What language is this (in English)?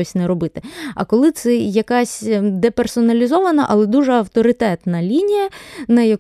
Ukrainian